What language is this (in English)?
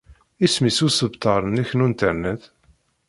Kabyle